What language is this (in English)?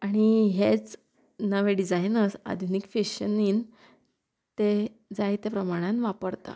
Konkani